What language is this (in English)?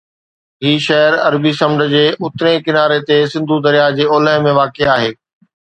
Sindhi